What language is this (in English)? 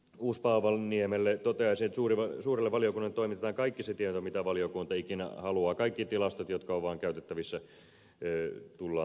Finnish